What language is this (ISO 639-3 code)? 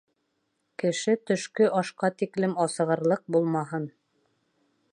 bak